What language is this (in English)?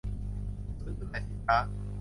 Thai